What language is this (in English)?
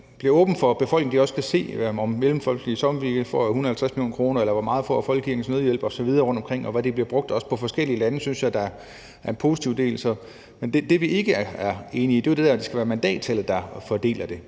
Danish